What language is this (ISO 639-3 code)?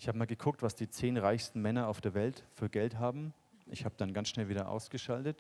deu